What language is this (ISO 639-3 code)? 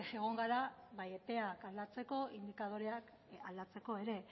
eus